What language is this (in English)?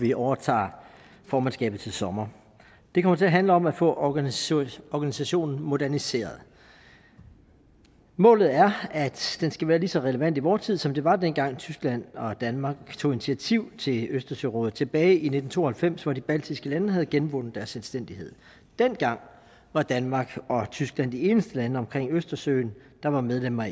Danish